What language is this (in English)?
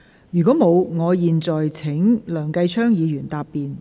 Cantonese